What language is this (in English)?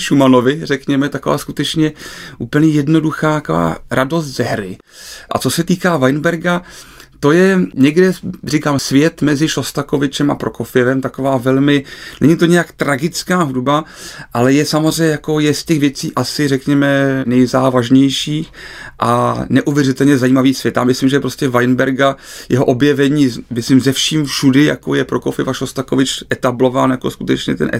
Czech